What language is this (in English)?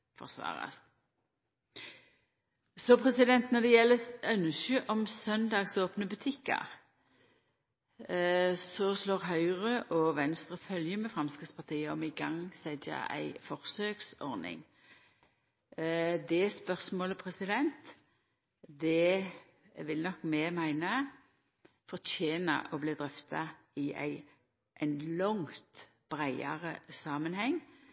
Norwegian Nynorsk